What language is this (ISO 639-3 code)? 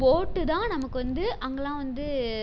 tam